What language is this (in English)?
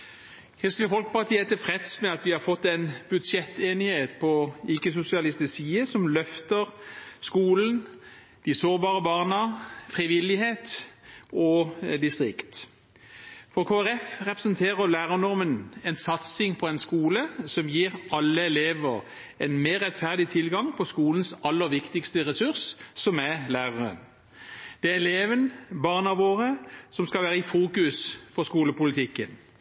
Norwegian